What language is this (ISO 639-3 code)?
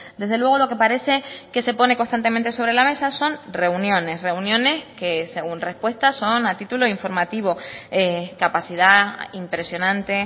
spa